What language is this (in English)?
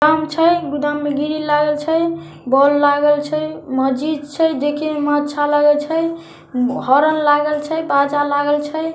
Magahi